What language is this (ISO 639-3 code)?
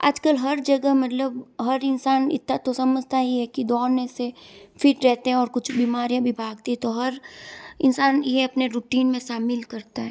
hin